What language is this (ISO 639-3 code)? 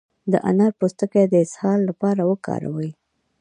pus